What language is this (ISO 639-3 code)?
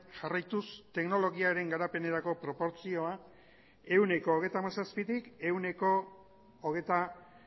eus